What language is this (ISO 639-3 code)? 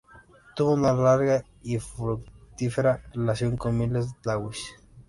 spa